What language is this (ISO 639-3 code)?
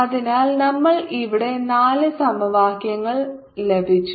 mal